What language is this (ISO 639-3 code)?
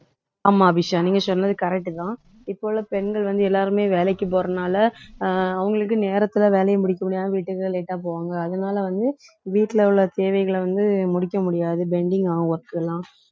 tam